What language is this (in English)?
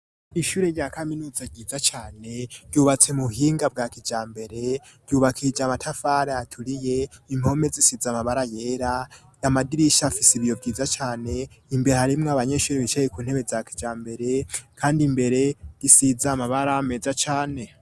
Rundi